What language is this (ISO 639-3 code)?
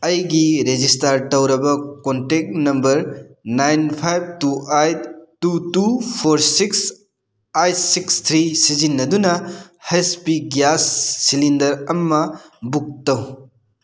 mni